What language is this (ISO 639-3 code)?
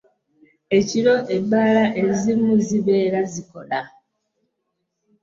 lug